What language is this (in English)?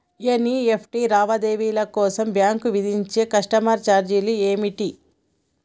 Telugu